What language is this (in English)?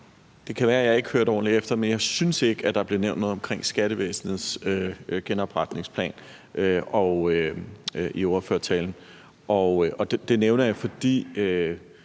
Danish